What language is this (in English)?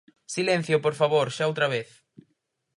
Galician